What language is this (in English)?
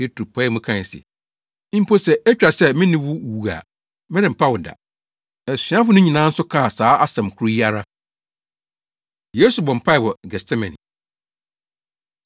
Akan